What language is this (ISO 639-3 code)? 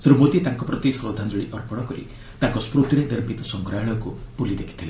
ori